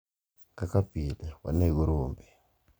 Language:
Luo (Kenya and Tanzania)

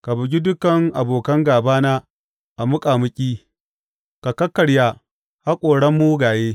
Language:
Hausa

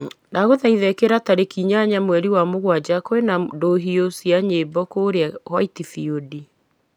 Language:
Kikuyu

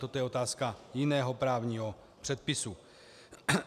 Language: Czech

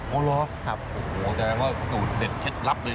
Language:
Thai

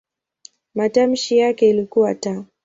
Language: Swahili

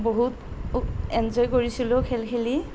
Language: Assamese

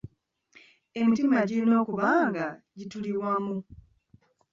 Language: Ganda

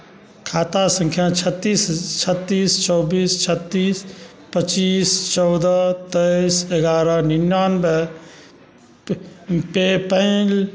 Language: Maithili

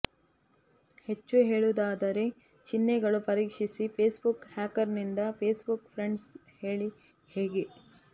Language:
Kannada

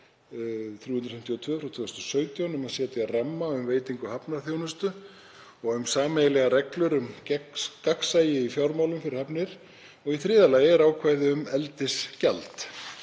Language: Icelandic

